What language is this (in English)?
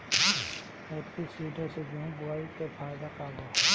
Bhojpuri